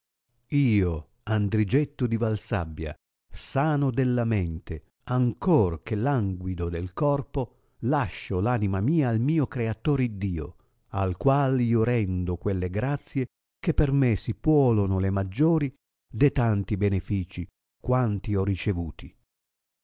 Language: Italian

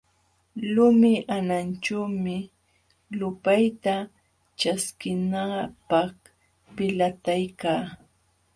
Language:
Jauja Wanca Quechua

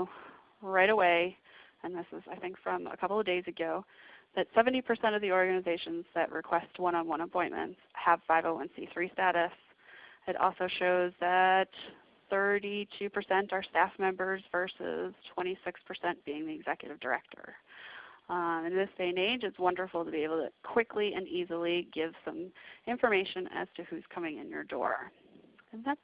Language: English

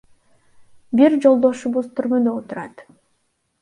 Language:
Kyrgyz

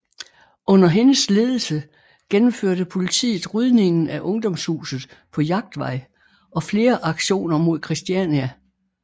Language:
Danish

